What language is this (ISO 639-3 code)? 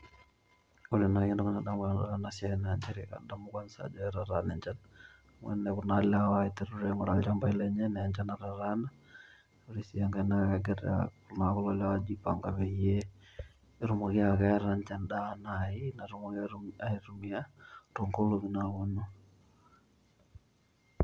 mas